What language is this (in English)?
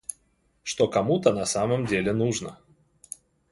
Russian